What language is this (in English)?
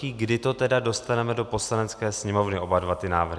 Czech